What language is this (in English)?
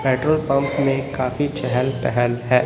Hindi